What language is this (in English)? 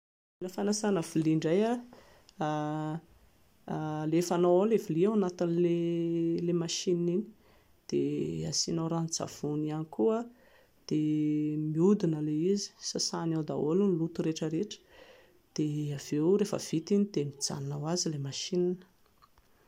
Malagasy